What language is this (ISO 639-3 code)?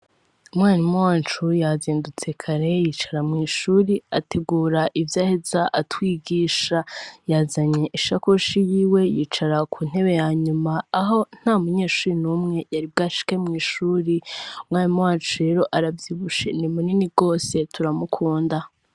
run